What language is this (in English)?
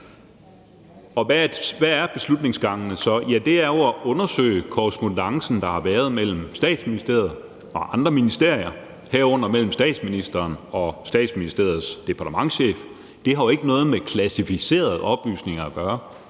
Danish